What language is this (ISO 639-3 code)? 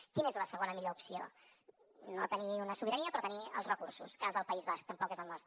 cat